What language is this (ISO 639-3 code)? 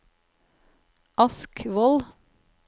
nor